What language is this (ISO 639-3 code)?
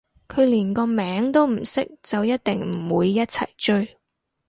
yue